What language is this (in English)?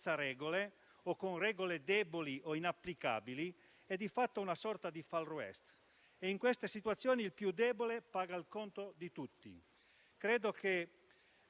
Italian